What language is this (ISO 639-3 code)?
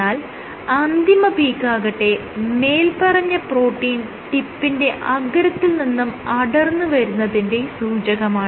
mal